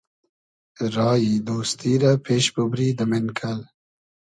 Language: Hazaragi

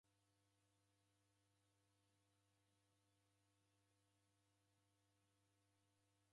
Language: Taita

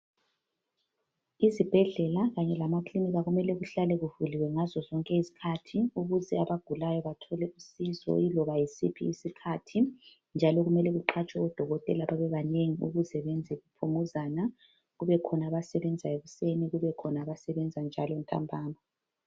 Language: North Ndebele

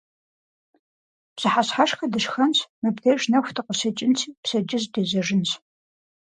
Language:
Kabardian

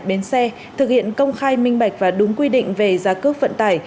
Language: Vietnamese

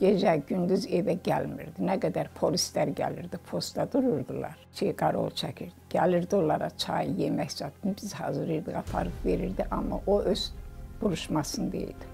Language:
Turkish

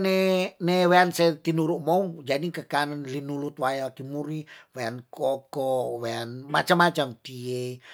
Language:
Tondano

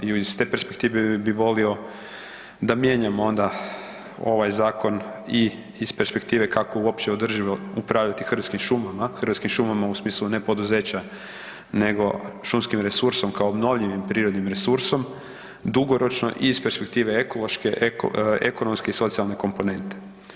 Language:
Croatian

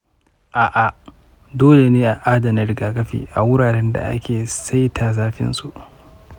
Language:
Hausa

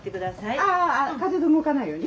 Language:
Japanese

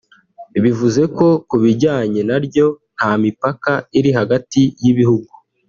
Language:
Kinyarwanda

